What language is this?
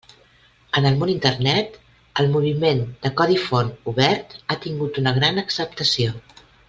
Catalan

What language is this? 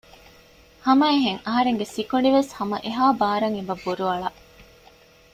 Divehi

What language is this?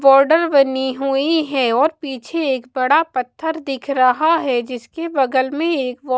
Hindi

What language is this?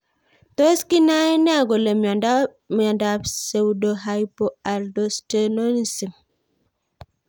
Kalenjin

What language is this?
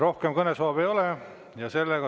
Estonian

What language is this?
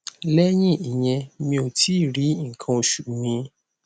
Yoruba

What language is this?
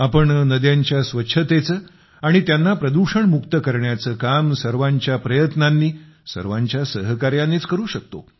Marathi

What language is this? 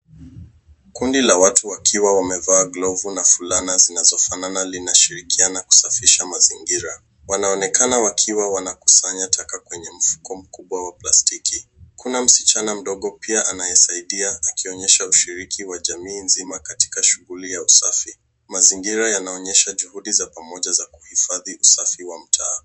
Swahili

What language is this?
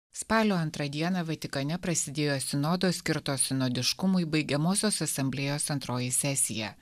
Lithuanian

